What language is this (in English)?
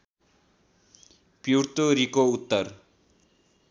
Nepali